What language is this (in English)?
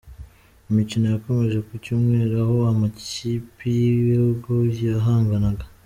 Kinyarwanda